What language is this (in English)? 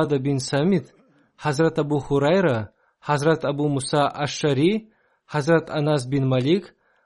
Russian